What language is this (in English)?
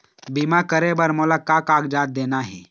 Chhattisgarhi